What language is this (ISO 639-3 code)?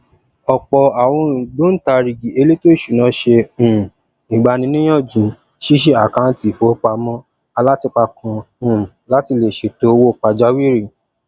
yor